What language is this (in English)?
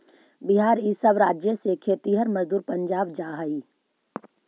Magahi